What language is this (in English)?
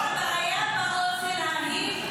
Hebrew